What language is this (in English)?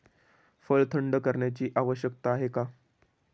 Marathi